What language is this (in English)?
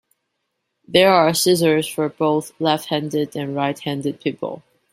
English